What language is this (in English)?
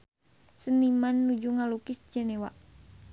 Sundanese